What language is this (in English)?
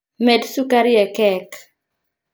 Luo (Kenya and Tanzania)